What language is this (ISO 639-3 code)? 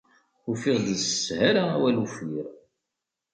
kab